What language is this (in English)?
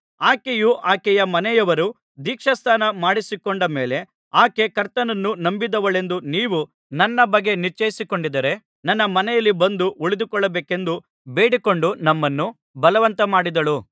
Kannada